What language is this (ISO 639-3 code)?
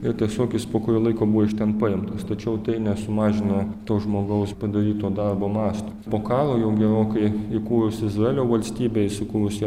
lit